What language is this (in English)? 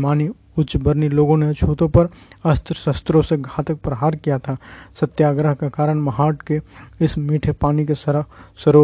Hindi